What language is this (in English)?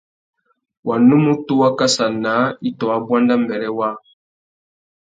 Tuki